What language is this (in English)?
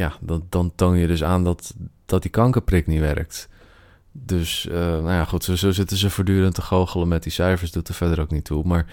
Dutch